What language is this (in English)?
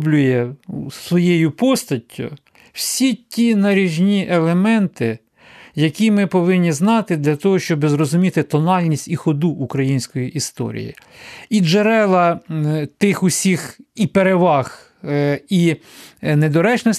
Ukrainian